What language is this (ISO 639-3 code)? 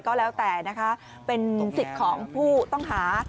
tha